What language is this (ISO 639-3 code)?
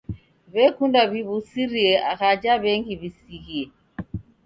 dav